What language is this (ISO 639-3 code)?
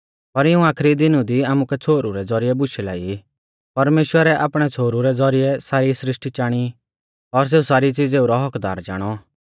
bfz